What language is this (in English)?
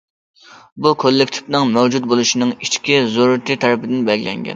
Uyghur